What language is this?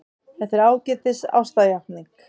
Icelandic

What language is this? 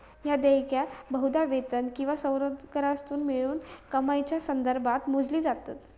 Marathi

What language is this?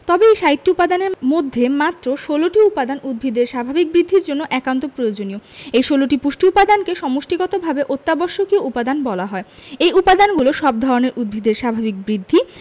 Bangla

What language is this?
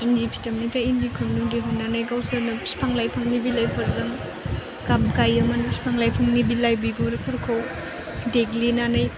Bodo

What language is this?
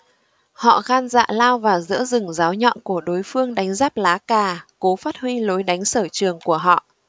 Vietnamese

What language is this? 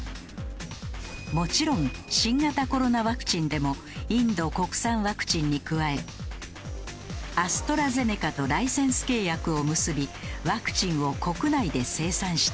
Japanese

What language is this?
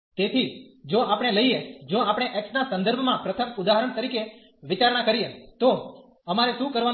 Gujarati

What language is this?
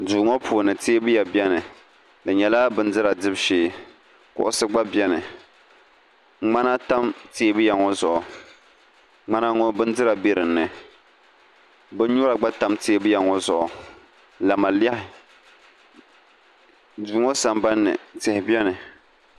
Dagbani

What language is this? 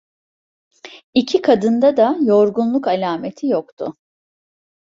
Turkish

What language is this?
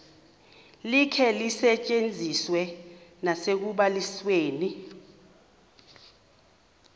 Xhosa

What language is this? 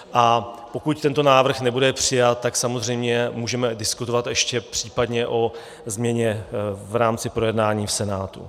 Czech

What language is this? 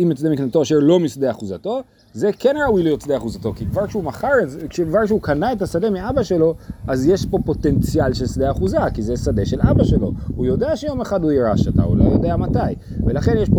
Hebrew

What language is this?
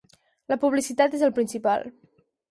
Catalan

